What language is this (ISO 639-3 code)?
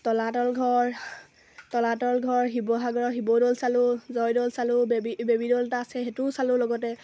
asm